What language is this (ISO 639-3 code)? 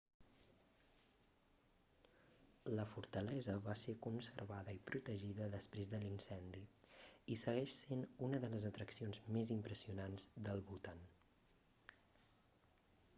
cat